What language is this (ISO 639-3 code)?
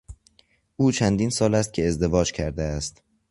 fas